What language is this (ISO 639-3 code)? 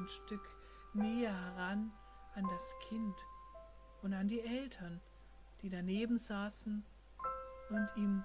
deu